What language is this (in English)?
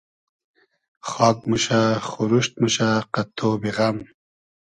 Hazaragi